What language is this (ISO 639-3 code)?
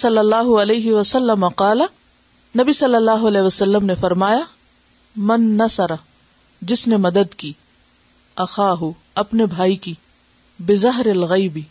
urd